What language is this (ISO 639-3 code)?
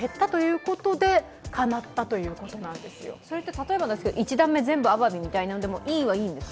jpn